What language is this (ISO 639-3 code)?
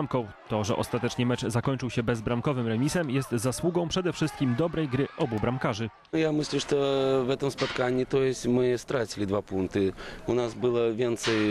pol